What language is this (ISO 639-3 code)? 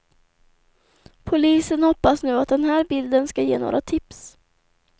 swe